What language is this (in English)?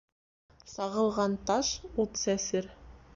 Bashkir